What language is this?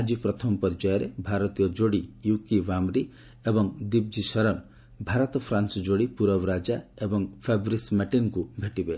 Odia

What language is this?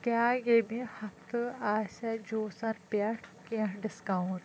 Kashmiri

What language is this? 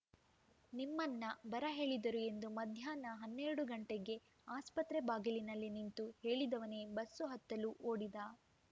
Kannada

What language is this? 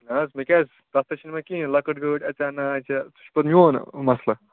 Kashmiri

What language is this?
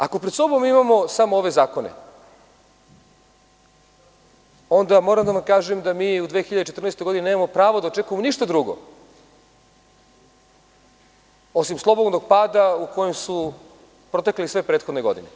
Serbian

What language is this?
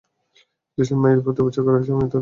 Bangla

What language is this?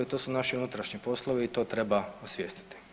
Croatian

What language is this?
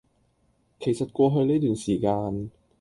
Cantonese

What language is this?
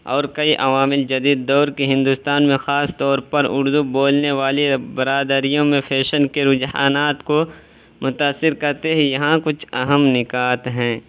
Urdu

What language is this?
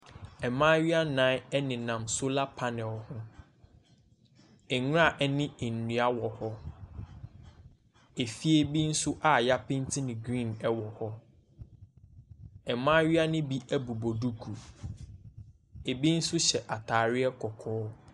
Akan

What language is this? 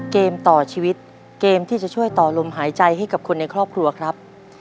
Thai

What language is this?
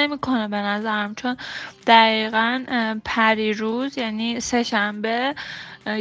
Persian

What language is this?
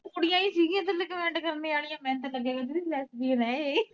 Punjabi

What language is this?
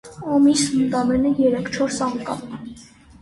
Armenian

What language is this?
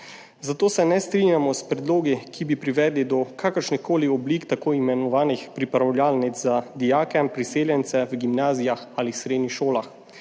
Slovenian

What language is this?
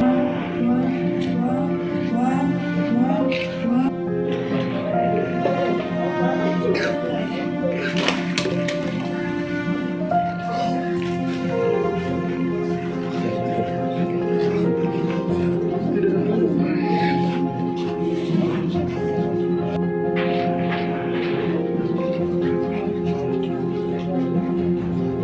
Indonesian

